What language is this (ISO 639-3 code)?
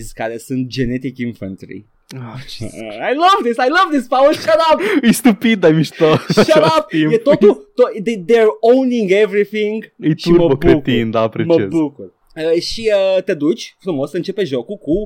ron